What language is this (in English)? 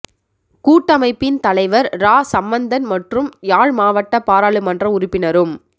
Tamil